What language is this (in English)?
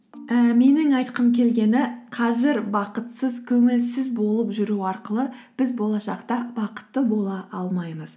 Kazakh